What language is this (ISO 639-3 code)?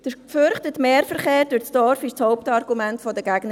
gsw